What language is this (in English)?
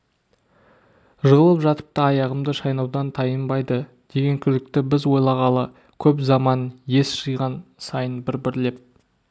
Kazakh